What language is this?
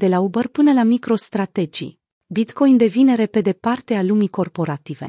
Romanian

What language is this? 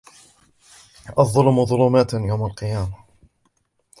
Arabic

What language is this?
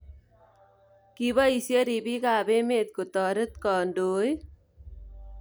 Kalenjin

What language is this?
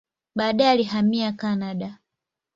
Swahili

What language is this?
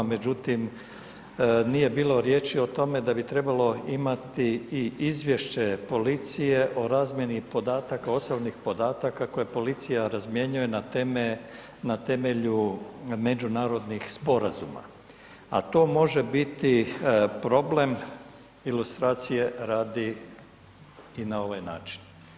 Croatian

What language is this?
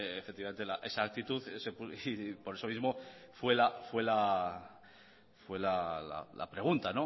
Spanish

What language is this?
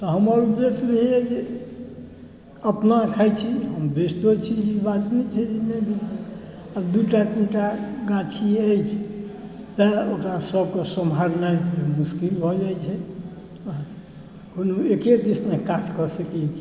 Maithili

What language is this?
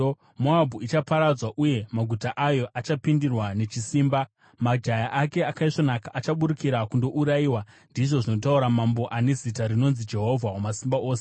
Shona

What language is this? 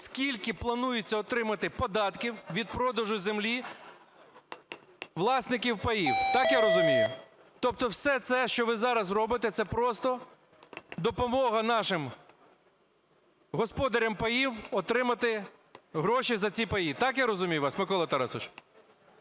Ukrainian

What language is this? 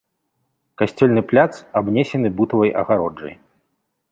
Belarusian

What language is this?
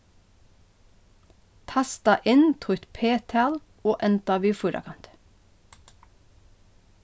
Faroese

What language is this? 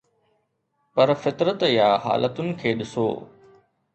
Sindhi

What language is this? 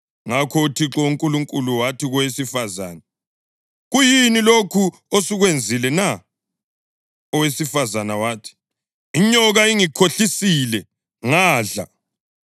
North Ndebele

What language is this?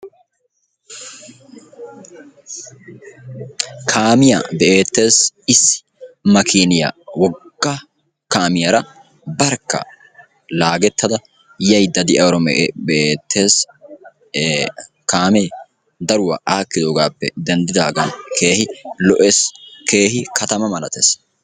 Wolaytta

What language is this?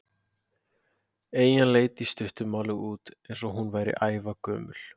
Icelandic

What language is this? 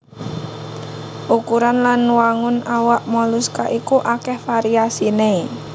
Javanese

